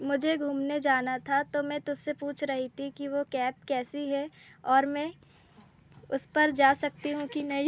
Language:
Hindi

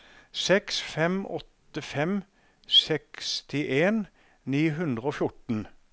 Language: Norwegian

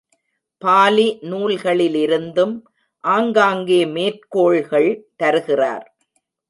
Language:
Tamil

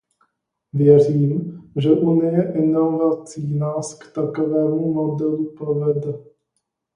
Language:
Czech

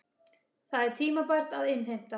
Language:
Icelandic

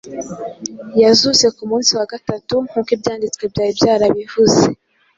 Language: Kinyarwanda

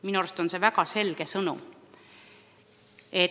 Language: Estonian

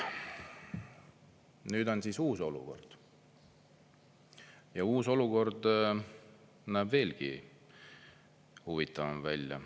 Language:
Estonian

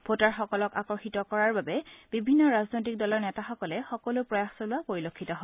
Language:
Assamese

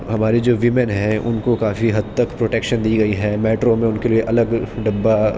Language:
Urdu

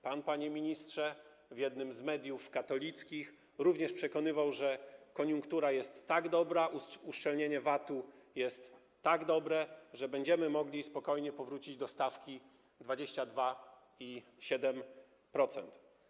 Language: Polish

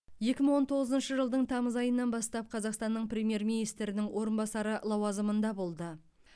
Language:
Kazakh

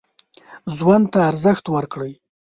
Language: Pashto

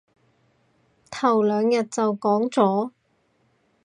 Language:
Cantonese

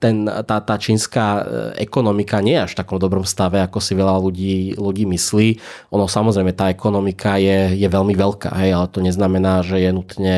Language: Slovak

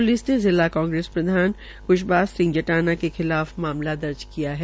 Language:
Hindi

